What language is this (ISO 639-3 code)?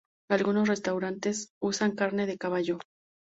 spa